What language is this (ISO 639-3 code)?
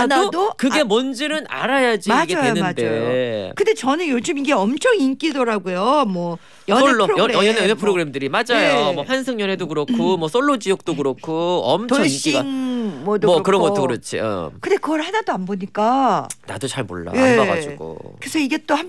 kor